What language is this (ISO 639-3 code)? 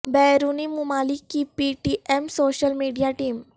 urd